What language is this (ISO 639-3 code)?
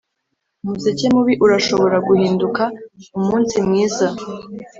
kin